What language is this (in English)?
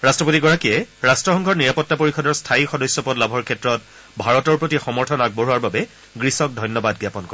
Assamese